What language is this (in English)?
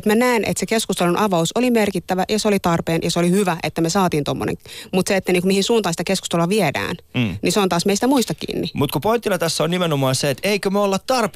Finnish